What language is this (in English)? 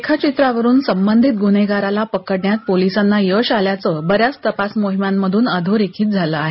Marathi